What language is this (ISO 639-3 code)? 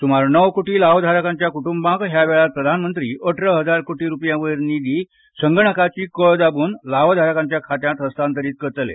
kok